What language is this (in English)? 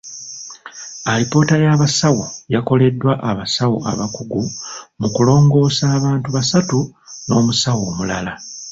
Ganda